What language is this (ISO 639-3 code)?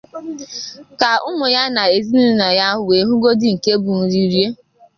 ibo